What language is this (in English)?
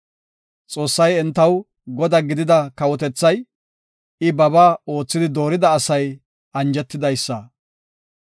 Gofa